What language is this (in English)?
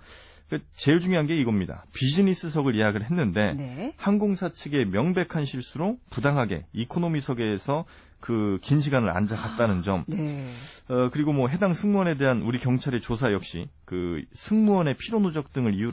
Korean